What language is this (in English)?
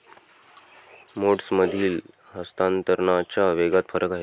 Marathi